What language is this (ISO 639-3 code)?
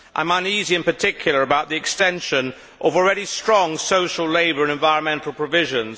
eng